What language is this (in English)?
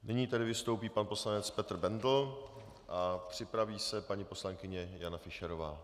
Czech